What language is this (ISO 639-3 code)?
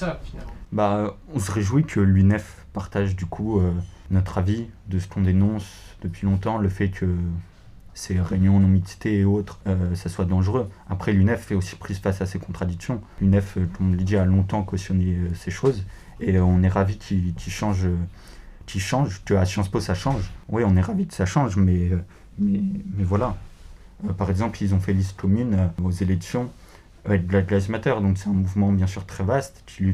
fra